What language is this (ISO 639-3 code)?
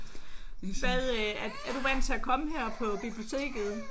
dan